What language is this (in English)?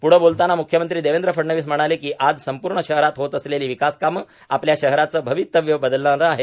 Marathi